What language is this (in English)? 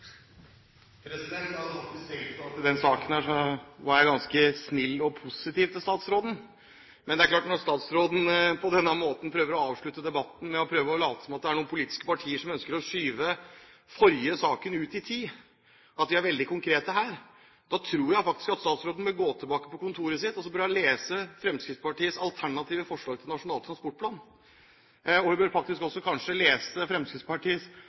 Norwegian